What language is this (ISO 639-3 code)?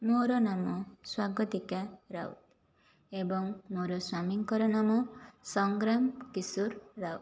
ori